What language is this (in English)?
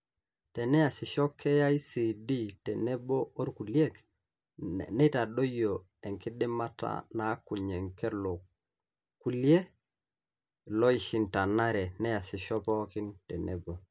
Masai